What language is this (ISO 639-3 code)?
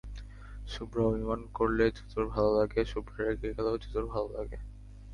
ben